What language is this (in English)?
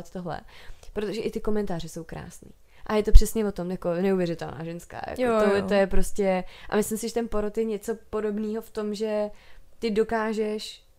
Czech